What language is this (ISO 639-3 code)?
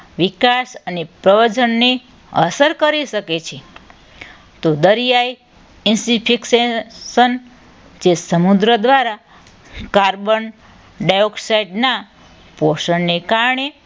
guj